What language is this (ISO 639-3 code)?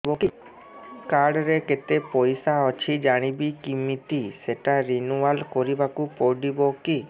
ori